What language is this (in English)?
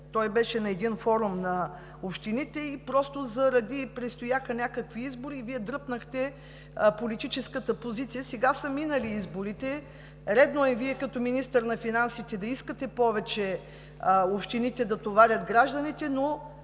Bulgarian